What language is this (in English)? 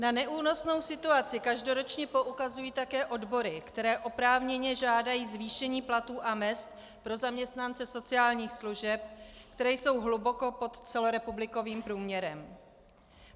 Czech